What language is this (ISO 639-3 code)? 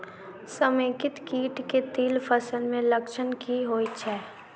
mai